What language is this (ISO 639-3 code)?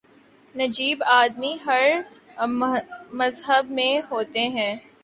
urd